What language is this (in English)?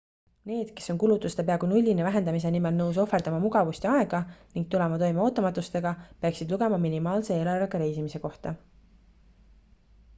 Estonian